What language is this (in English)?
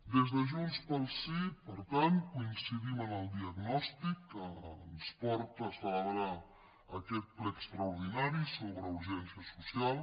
Catalan